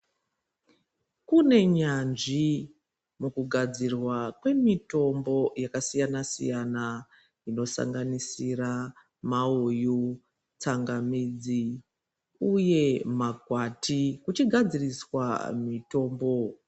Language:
Ndau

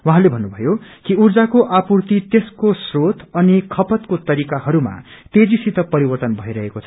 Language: Nepali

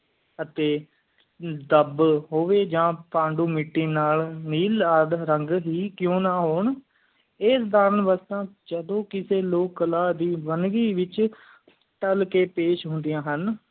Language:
Punjabi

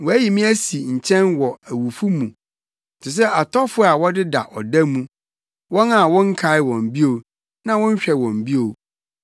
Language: Akan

